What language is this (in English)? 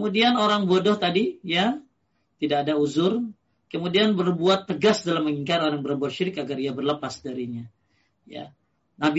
Indonesian